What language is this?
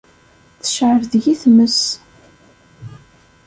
Kabyle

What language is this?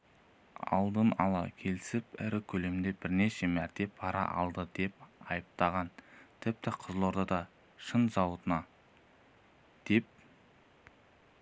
Kazakh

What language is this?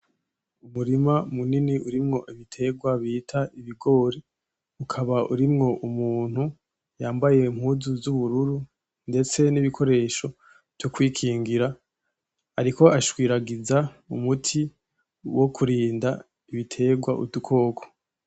Rundi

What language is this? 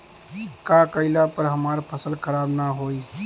Bhojpuri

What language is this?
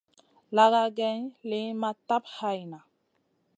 Masana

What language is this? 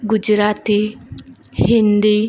Gujarati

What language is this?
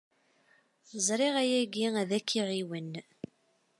Kabyle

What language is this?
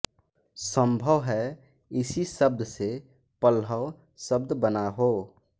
Hindi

